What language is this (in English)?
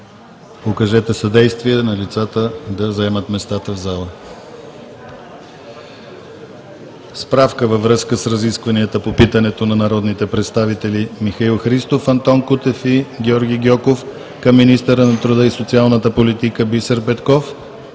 Bulgarian